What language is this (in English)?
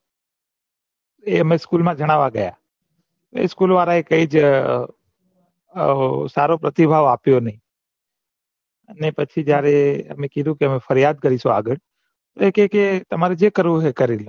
Gujarati